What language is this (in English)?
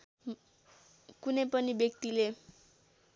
Nepali